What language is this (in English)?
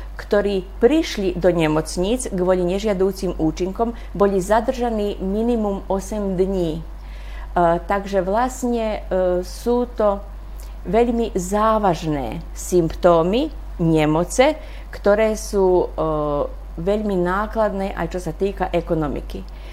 Slovak